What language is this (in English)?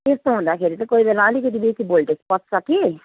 Nepali